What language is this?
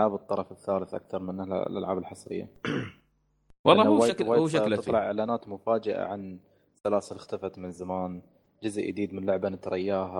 Arabic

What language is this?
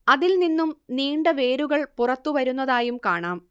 Malayalam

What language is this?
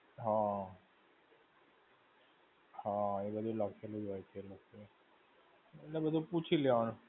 Gujarati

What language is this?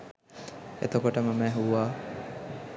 Sinhala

